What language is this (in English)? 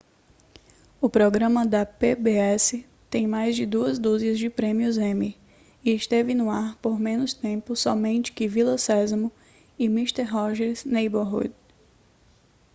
Portuguese